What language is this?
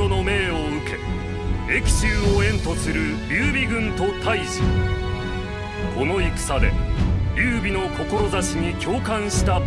Japanese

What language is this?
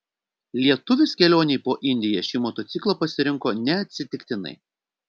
Lithuanian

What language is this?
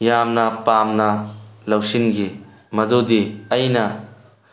Manipuri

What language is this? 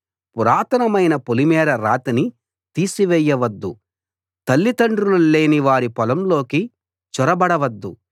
Telugu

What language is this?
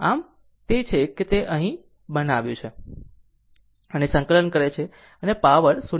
Gujarati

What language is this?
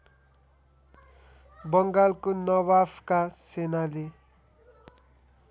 Nepali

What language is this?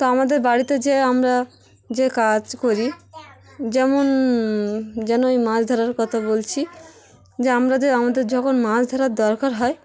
Bangla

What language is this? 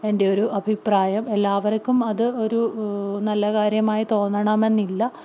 Malayalam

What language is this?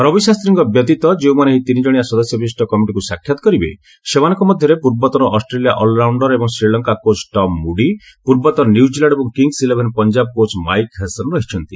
Odia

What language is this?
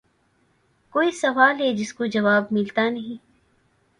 Urdu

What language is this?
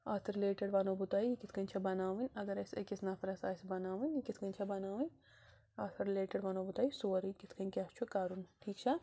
Kashmiri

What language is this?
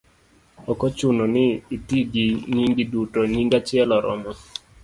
Luo (Kenya and Tanzania)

